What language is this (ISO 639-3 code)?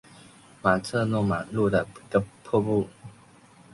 zho